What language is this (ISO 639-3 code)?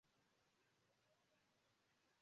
epo